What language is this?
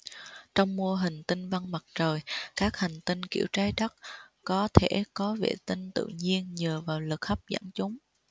Vietnamese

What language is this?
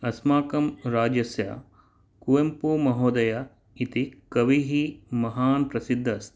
Sanskrit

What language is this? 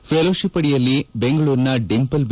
Kannada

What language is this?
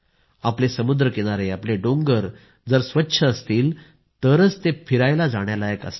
Marathi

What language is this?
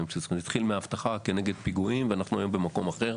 Hebrew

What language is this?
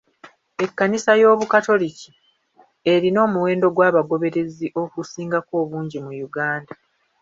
Ganda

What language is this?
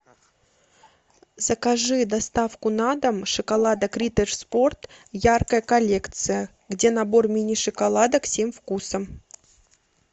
Russian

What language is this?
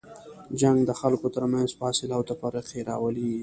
Pashto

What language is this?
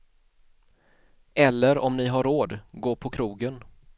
Swedish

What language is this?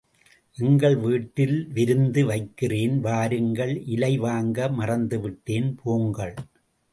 Tamil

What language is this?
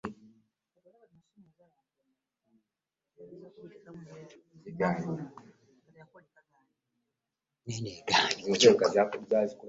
Ganda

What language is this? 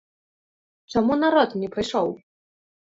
Belarusian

